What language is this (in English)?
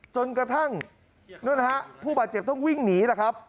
Thai